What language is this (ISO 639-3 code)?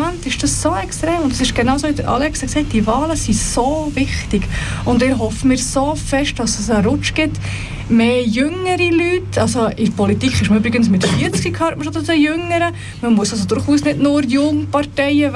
deu